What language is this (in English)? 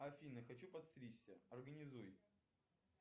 Russian